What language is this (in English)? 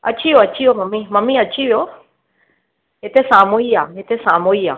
Sindhi